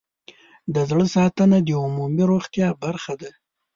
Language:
Pashto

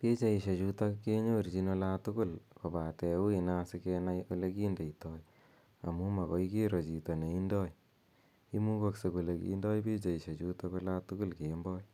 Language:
Kalenjin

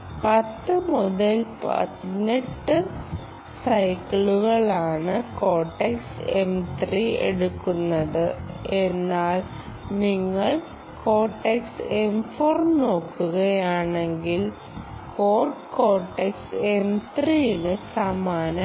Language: Malayalam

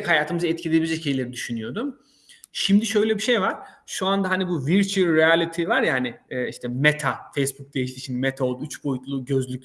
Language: Turkish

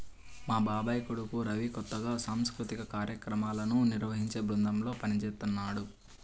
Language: Telugu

